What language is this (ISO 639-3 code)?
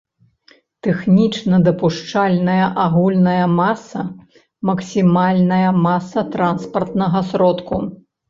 bel